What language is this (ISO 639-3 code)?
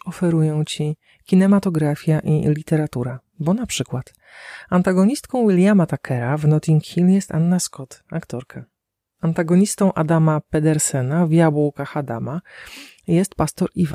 pol